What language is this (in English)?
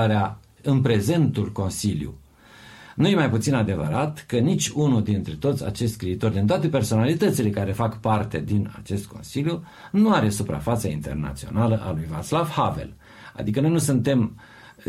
Romanian